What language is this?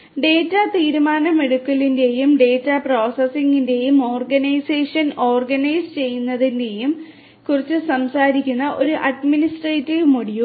Malayalam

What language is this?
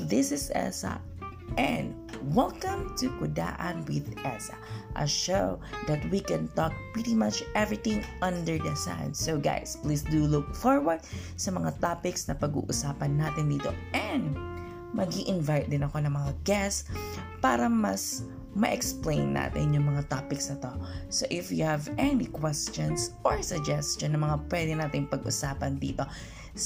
Filipino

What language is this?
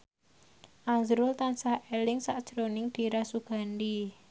Javanese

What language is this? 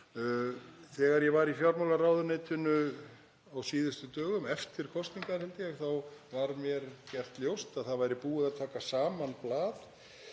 Icelandic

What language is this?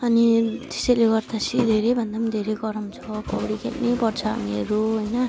Nepali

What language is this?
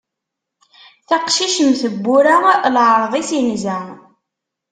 Kabyle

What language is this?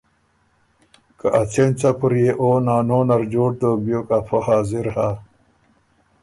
Ormuri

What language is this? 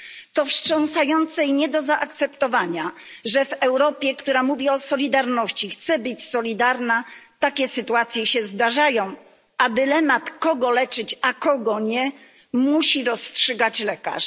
Polish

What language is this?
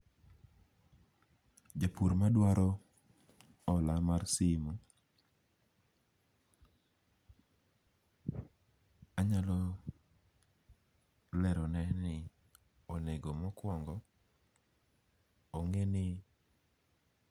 Luo (Kenya and Tanzania)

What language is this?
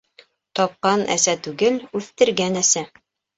Bashkir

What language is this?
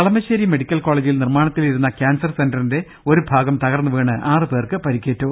Malayalam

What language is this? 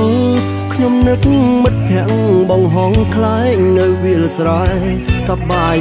Thai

